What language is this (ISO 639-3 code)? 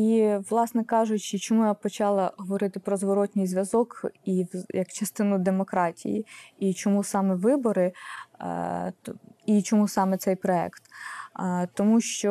ukr